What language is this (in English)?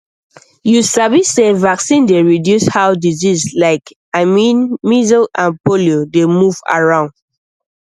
Nigerian Pidgin